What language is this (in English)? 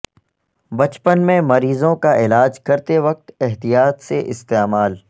Urdu